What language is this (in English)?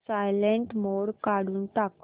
Marathi